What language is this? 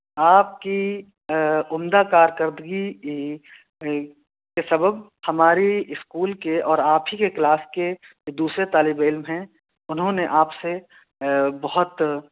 Urdu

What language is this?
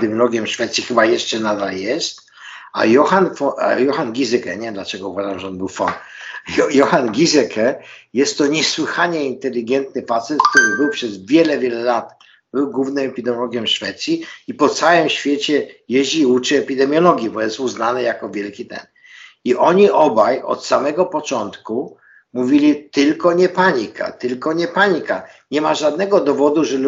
Polish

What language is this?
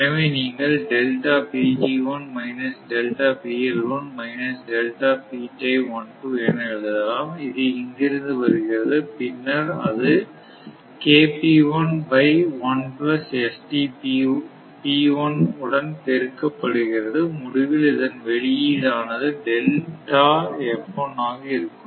Tamil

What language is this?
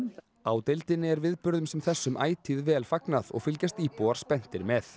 Icelandic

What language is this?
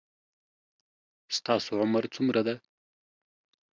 Pashto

